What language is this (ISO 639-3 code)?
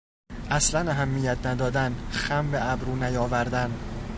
fas